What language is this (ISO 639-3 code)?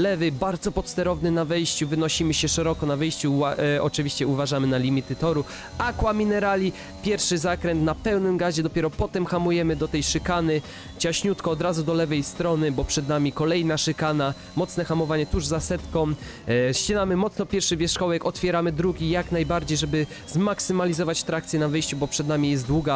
pol